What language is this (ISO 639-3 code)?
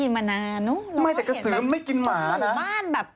tha